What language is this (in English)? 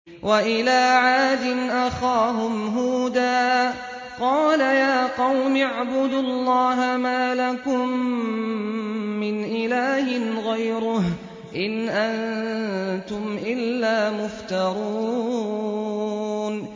Arabic